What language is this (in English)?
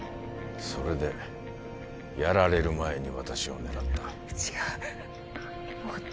Japanese